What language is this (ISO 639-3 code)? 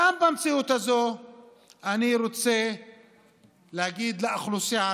heb